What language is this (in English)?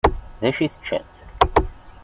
Kabyle